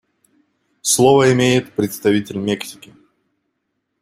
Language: Russian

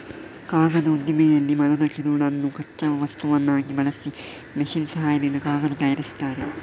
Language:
Kannada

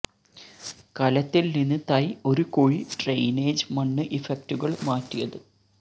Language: Malayalam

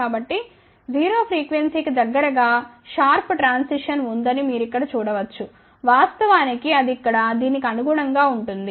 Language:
Telugu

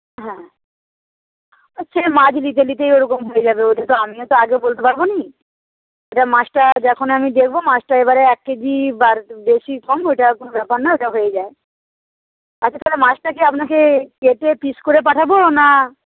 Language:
Bangla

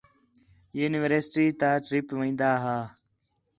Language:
Khetrani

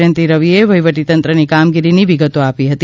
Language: Gujarati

